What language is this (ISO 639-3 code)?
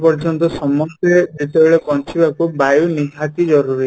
ori